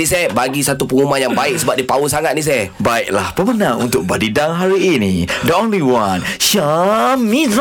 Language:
Malay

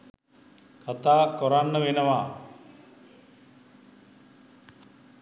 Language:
Sinhala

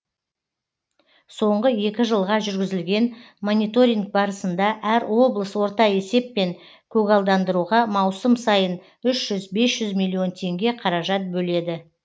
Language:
Kazakh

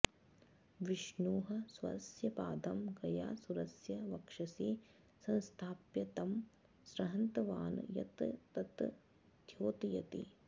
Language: Sanskrit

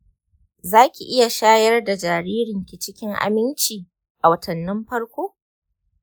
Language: Hausa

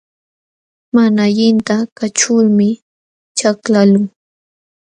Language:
Jauja Wanca Quechua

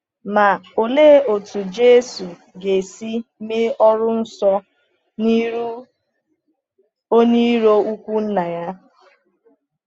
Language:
Igbo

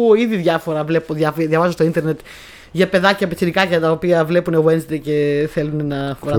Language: Greek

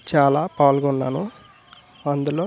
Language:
Telugu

